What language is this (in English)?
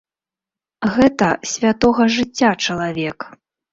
Belarusian